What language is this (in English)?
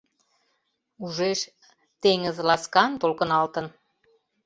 Mari